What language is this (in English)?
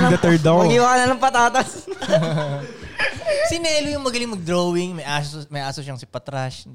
Filipino